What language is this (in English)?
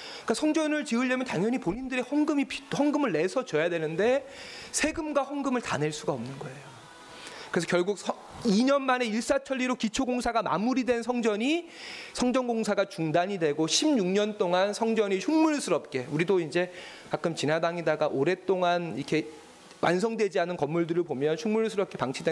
Korean